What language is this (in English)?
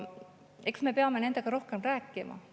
Estonian